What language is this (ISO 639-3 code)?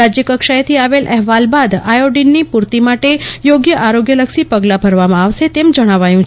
guj